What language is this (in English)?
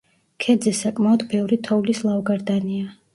Georgian